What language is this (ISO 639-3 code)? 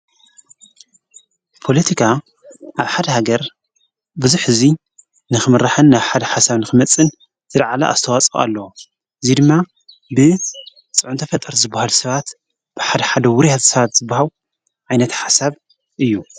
tir